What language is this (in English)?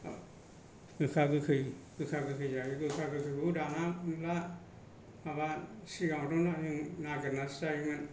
Bodo